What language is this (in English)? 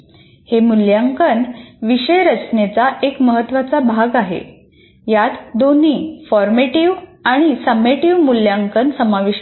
Marathi